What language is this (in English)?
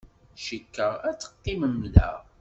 Kabyle